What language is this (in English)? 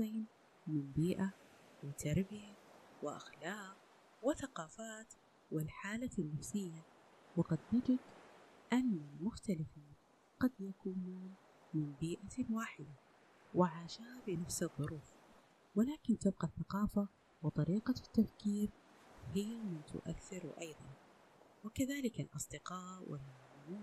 Arabic